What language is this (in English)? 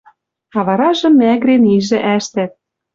Western Mari